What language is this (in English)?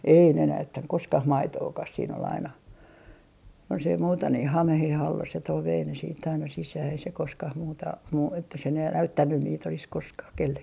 Finnish